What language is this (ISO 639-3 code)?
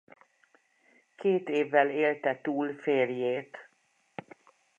hun